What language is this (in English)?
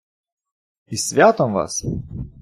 Ukrainian